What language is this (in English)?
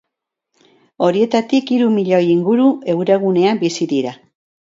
Basque